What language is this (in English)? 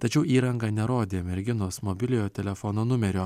Lithuanian